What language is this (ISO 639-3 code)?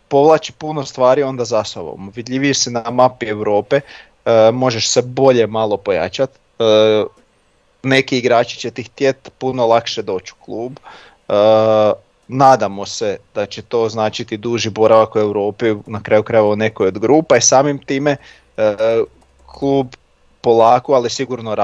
hrv